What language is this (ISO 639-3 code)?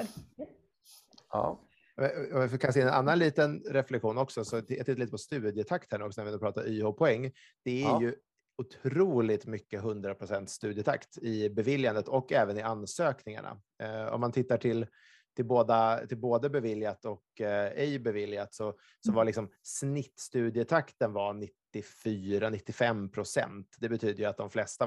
swe